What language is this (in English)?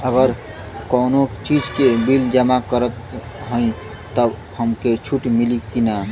Bhojpuri